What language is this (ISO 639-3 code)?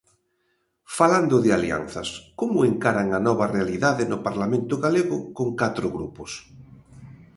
glg